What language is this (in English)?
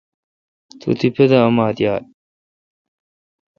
Kalkoti